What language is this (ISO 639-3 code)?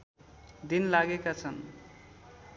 nep